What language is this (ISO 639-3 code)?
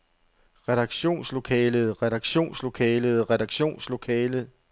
dan